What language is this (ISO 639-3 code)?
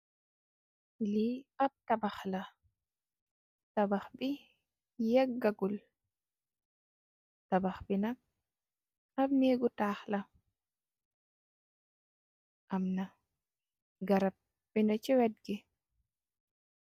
wol